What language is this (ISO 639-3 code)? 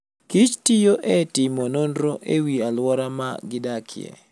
luo